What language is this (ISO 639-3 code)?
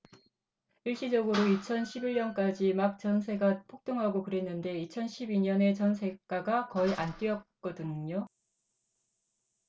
kor